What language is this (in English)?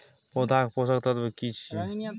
Maithili